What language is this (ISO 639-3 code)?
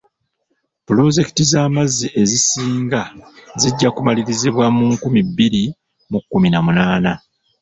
lug